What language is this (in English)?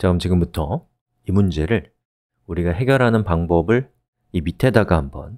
Korean